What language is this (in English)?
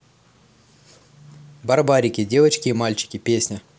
Russian